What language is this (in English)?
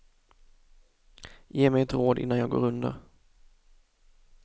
Swedish